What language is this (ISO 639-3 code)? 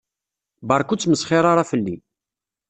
kab